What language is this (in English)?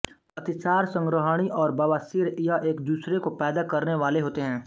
Hindi